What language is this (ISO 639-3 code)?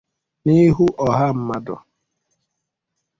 ibo